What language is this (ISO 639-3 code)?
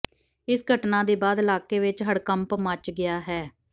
pan